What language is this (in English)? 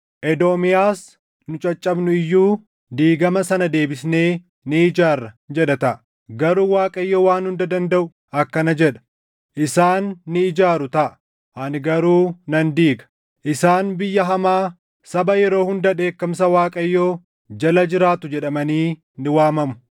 Oromo